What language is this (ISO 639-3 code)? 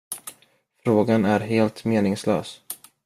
swe